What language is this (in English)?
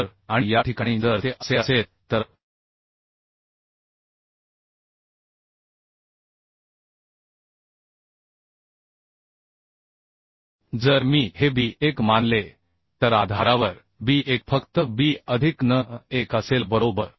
Marathi